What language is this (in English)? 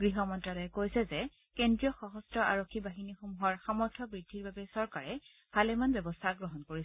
Assamese